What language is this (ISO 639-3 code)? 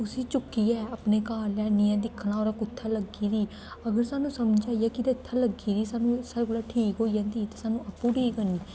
doi